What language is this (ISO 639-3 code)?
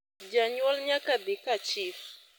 luo